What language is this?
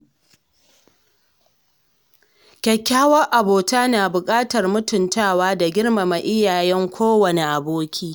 Hausa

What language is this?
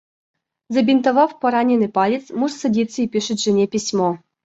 Russian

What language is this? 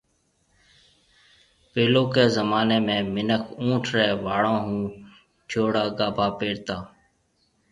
Marwari (Pakistan)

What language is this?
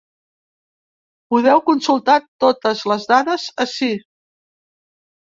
Catalan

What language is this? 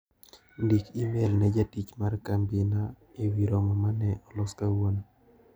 Luo (Kenya and Tanzania)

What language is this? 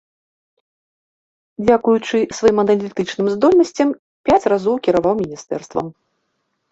Belarusian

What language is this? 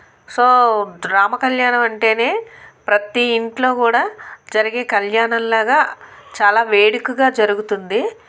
Telugu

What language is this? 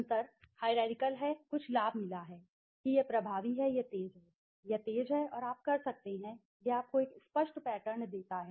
Hindi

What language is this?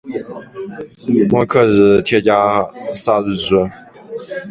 Chinese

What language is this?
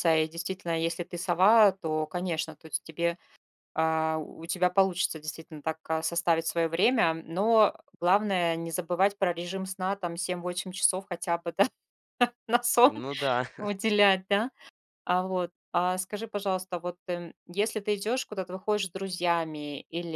Russian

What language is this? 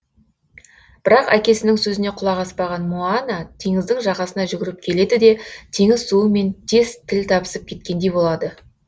Kazakh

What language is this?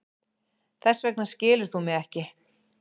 Icelandic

